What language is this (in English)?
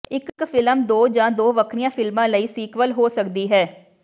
Punjabi